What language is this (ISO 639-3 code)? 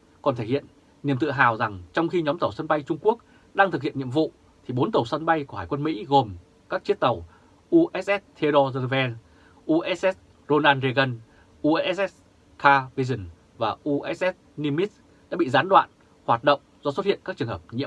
vie